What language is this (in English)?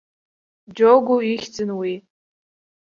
Abkhazian